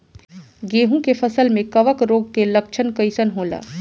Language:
Bhojpuri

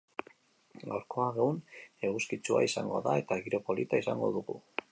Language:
Basque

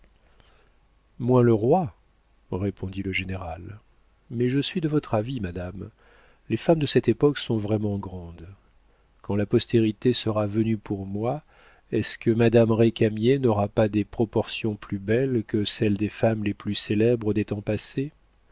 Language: French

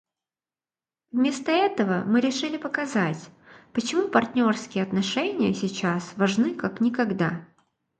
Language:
Russian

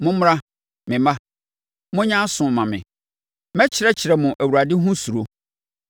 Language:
Akan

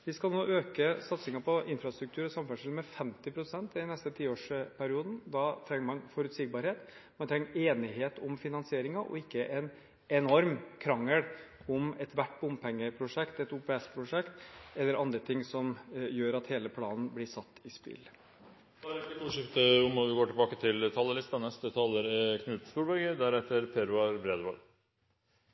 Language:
Norwegian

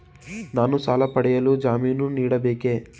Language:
Kannada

